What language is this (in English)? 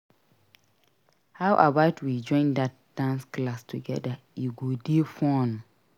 Nigerian Pidgin